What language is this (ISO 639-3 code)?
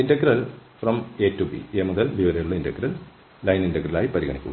mal